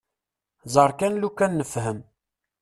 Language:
Kabyle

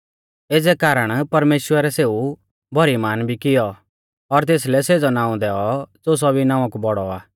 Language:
Mahasu Pahari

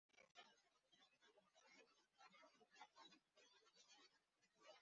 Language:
Bangla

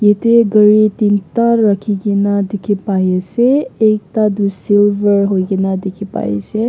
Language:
Naga Pidgin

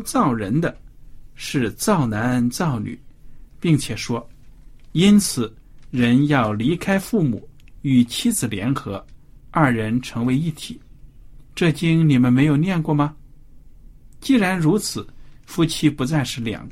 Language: Chinese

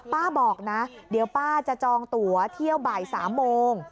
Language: Thai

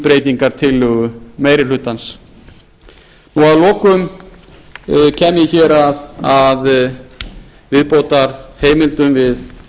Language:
Icelandic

